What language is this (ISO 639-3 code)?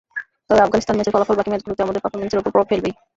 ben